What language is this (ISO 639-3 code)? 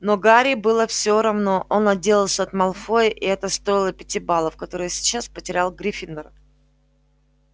rus